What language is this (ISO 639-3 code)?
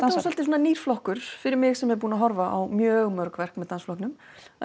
isl